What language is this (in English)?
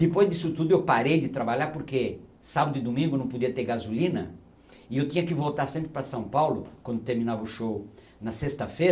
Portuguese